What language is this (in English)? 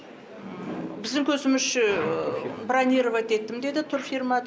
Kazakh